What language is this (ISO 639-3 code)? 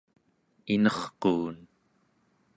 esu